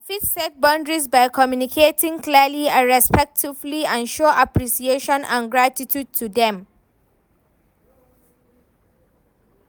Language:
Nigerian Pidgin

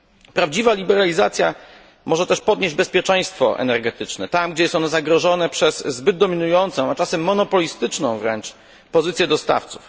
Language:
Polish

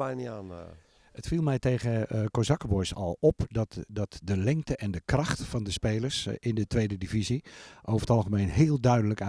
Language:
Dutch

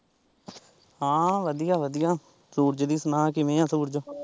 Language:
Punjabi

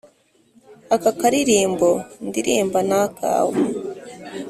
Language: Kinyarwanda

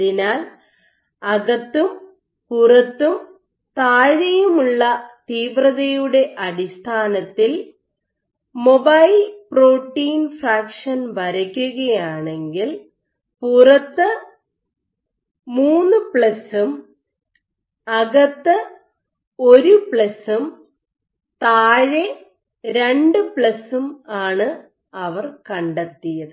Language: Malayalam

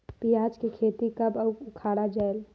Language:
Chhattisgarhi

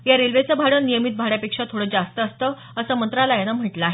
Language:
Marathi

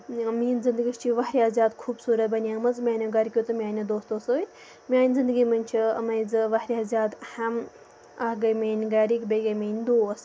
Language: Kashmiri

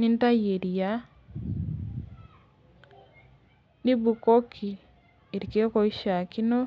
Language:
Masai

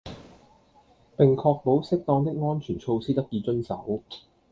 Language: Cantonese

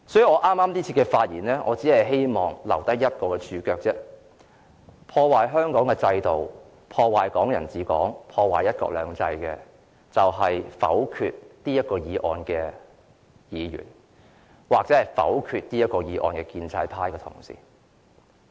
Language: Cantonese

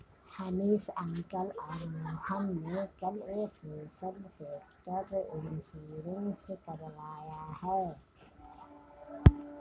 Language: Hindi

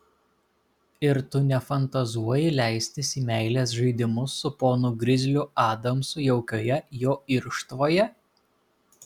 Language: Lithuanian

